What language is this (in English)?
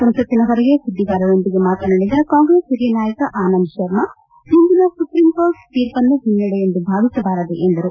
Kannada